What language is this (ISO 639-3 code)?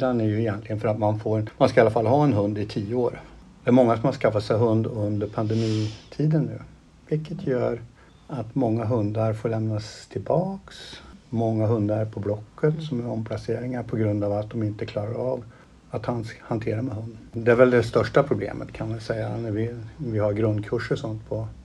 swe